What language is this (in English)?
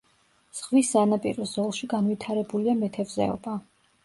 Georgian